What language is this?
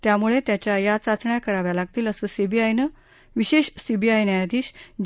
Marathi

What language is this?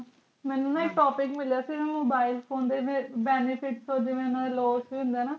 Punjabi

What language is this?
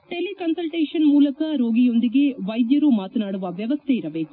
Kannada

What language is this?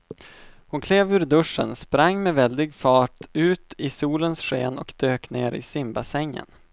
Swedish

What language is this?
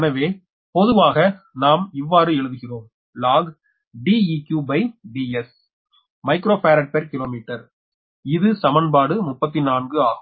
Tamil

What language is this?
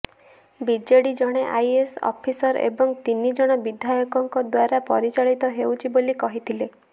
Odia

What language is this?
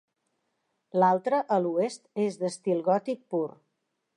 Catalan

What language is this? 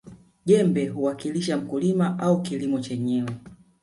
Swahili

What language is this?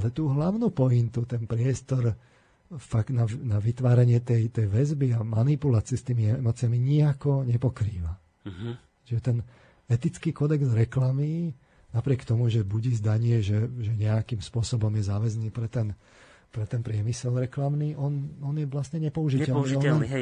Slovak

